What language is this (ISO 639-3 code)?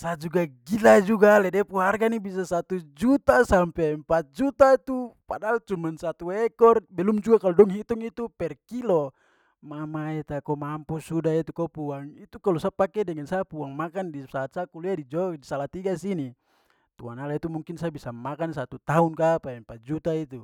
pmy